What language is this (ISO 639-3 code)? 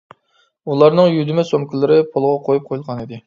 uig